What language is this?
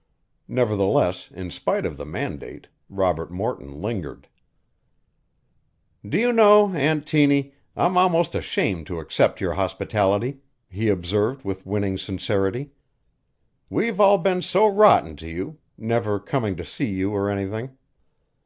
English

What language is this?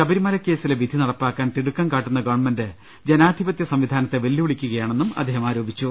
Malayalam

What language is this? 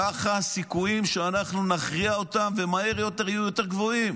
Hebrew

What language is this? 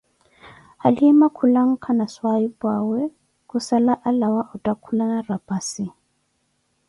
Koti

